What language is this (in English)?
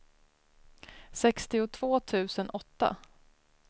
Swedish